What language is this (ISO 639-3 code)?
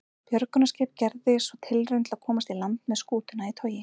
isl